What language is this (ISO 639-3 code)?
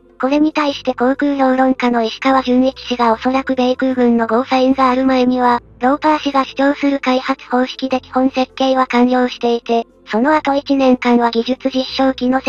jpn